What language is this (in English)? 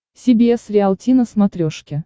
Russian